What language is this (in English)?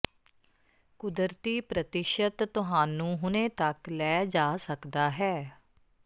Punjabi